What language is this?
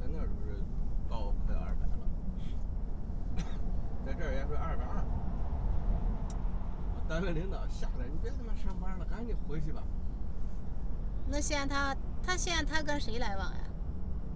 Chinese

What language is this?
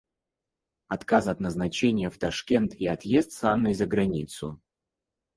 Russian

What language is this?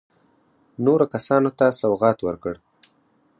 Pashto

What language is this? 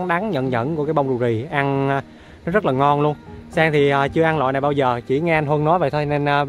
Vietnamese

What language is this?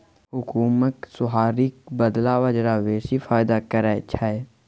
Maithili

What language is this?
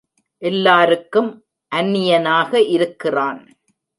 Tamil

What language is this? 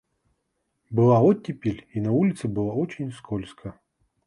Russian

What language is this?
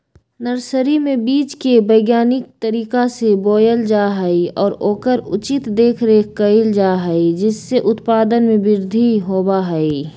Magahi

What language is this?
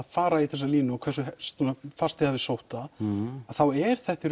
Icelandic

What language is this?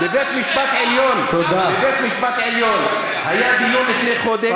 Hebrew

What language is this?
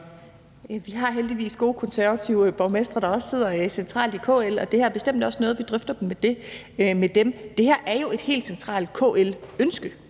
Danish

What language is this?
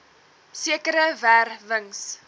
Afrikaans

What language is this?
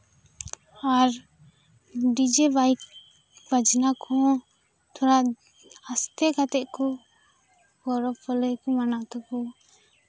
Santali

